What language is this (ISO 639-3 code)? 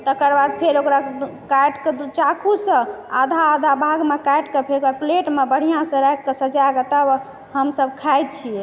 mai